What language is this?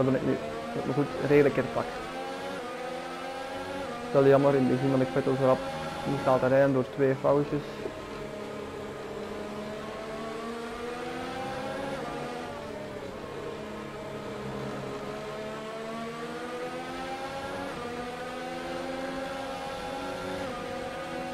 Dutch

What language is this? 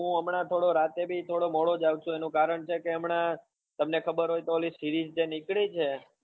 Gujarati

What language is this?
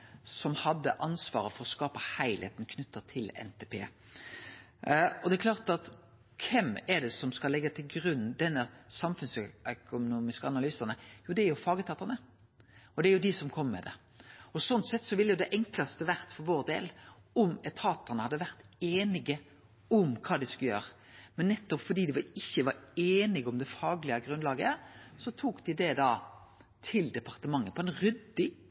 Norwegian Nynorsk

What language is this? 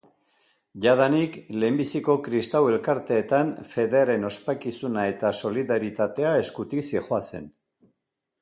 Basque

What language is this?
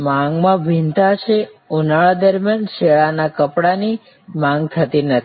Gujarati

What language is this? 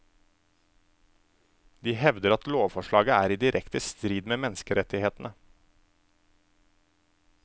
Norwegian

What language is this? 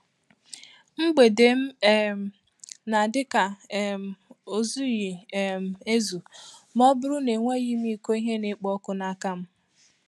Igbo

